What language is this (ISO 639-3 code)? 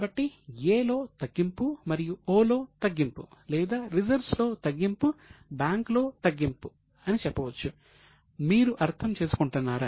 tel